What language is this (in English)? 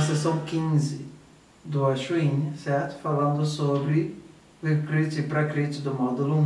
Portuguese